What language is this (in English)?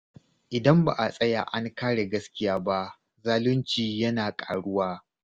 Hausa